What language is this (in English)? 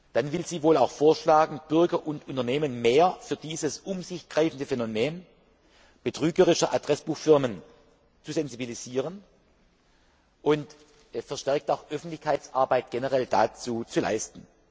German